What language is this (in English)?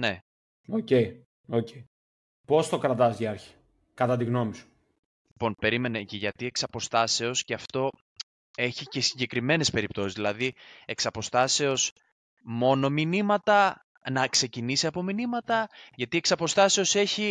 Greek